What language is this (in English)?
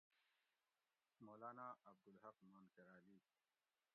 Gawri